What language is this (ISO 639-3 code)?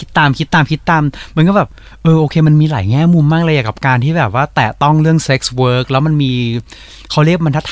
tha